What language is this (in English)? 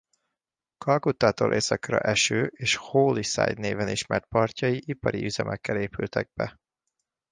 Hungarian